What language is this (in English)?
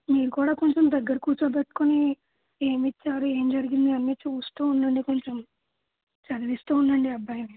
Telugu